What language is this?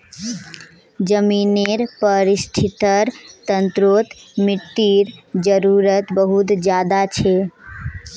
Magahi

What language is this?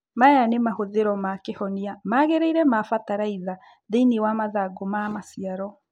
Kikuyu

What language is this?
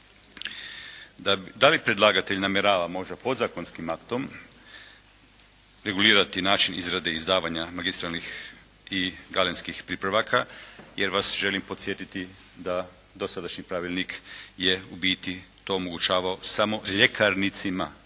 Croatian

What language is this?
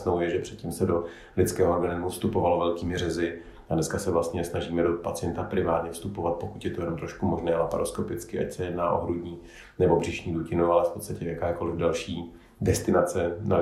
Czech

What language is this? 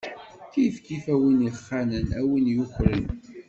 Kabyle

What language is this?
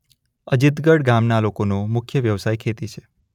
Gujarati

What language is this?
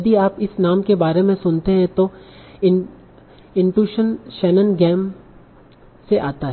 Hindi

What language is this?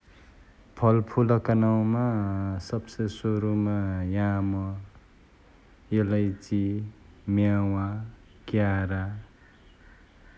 Chitwania Tharu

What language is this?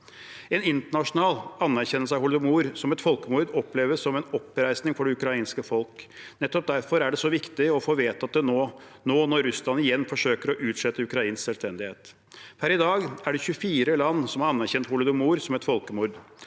Norwegian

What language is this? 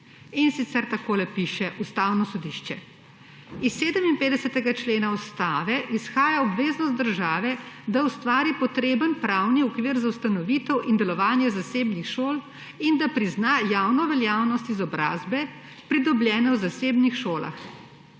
Slovenian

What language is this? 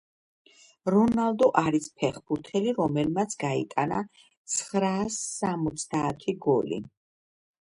Georgian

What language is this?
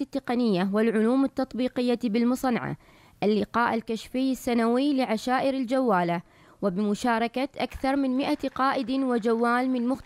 Arabic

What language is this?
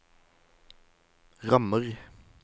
Norwegian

